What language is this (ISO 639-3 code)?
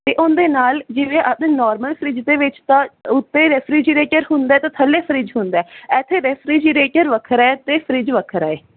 pan